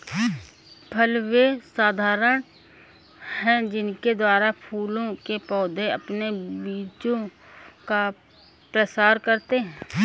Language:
Hindi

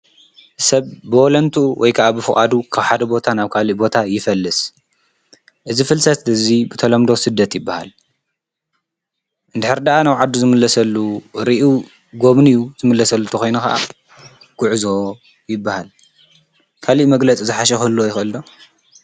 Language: Tigrinya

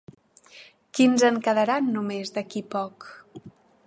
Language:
Catalan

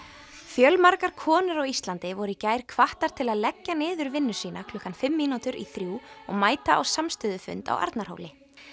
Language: Icelandic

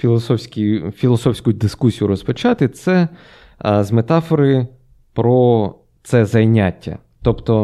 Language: Ukrainian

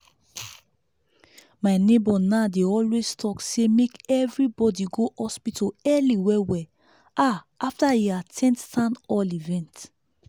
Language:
Nigerian Pidgin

